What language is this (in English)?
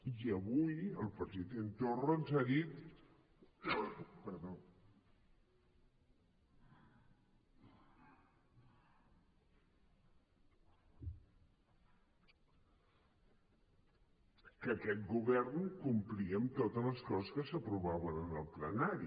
Catalan